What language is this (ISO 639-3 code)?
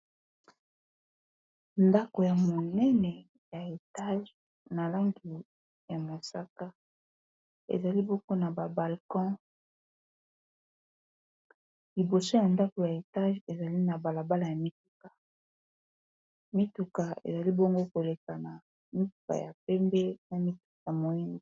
lin